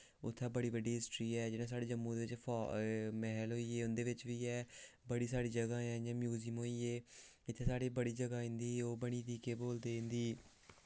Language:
Dogri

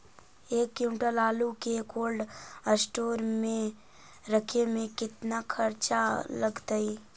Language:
Magahi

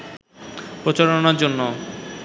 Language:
Bangla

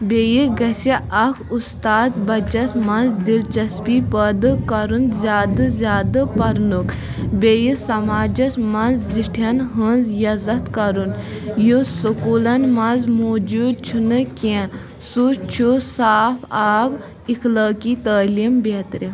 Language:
Kashmiri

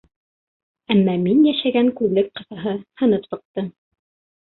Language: Bashkir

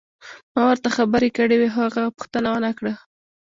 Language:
Pashto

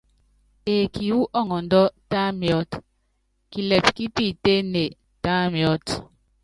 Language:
Yangben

